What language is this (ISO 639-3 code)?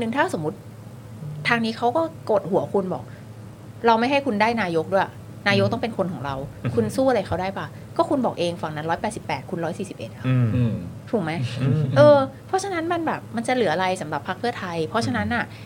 tha